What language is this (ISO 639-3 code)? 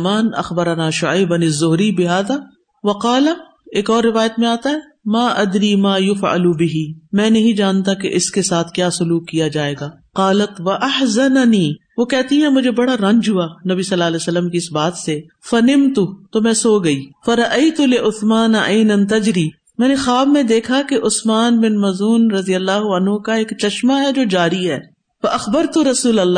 urd